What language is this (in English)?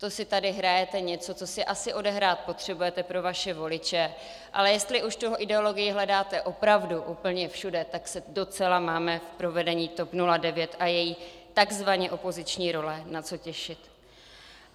Czech